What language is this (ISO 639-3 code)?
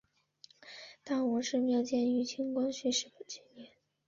zho